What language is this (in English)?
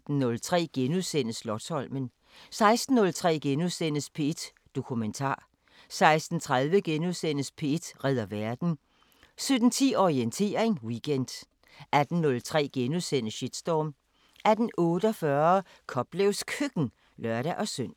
Danish